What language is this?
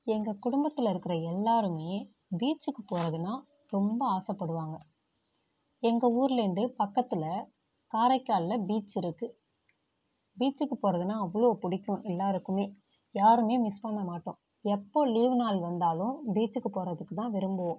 Tamil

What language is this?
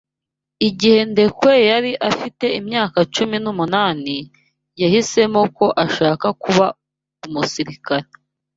Kinyarwanda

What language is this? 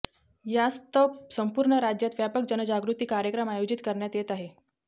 Marathi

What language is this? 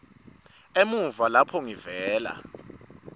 Swati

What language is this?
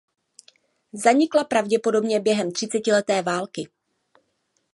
Czech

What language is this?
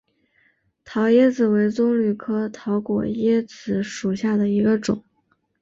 Chinese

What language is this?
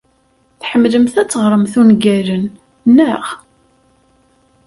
Kabyle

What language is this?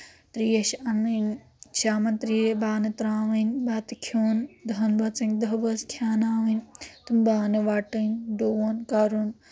Kashmiri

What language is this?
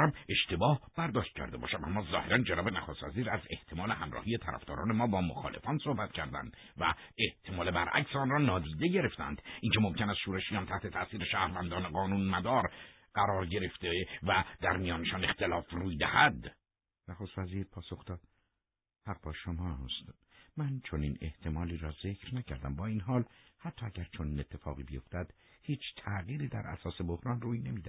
Persian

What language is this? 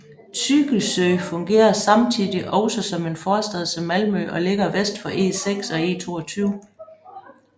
Danish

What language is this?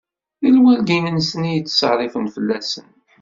Kabyle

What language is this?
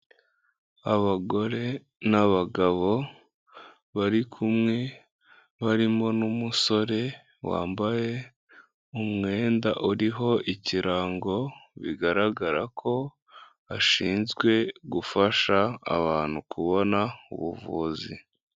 Kinyarwanda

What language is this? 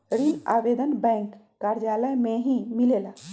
Magahi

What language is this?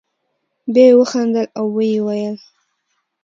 Pashto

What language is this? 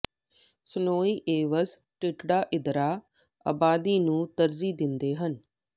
Punjabi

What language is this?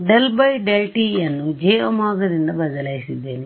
Kannada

